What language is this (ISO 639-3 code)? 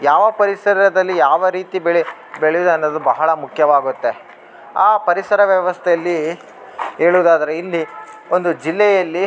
kan